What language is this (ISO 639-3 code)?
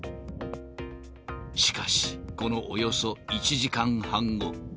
jpn